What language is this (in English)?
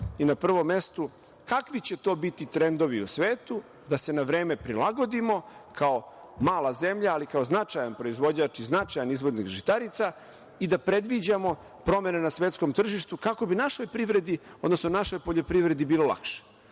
Serbian